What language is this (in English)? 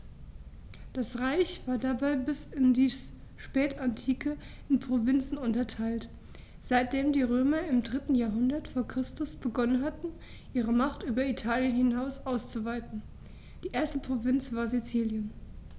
German